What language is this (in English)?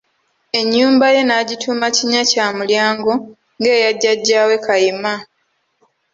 Ganda